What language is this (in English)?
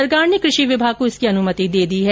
Hindi